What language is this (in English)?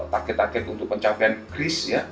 Indonesian